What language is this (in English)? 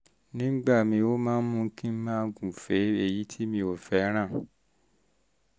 Yoruba